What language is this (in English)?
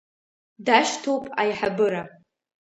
Abkhazian